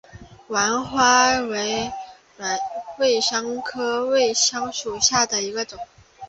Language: Chinese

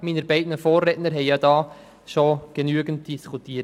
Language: Swiss German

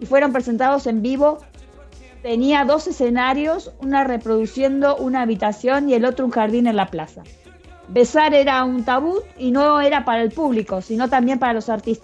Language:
Spanish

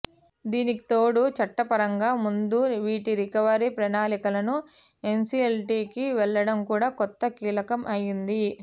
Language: Telugu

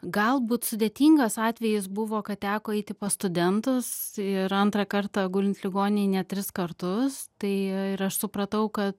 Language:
Lithuanian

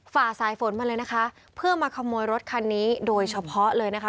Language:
Thai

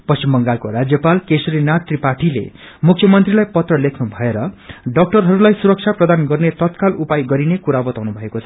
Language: Nepali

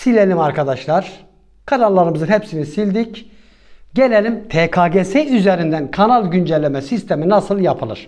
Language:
Turkish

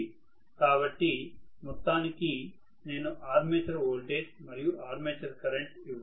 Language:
Telugu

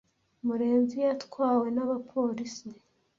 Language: Kinyarwanda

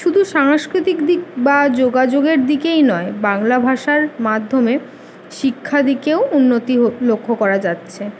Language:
Bangla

